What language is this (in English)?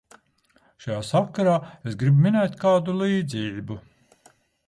Latvian